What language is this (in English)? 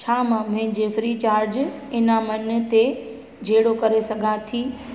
Sindhi